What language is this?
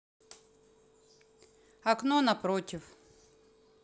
Russian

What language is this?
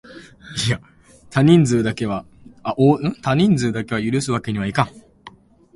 Japanese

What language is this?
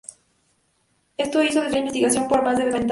Spanish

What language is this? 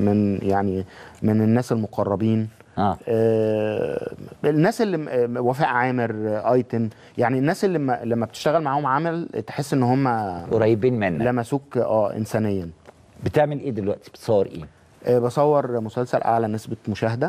Arabic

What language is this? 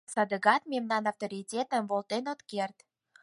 Mari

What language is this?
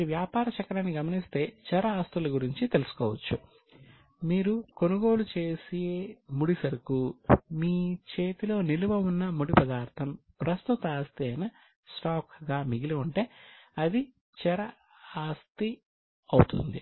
Telugu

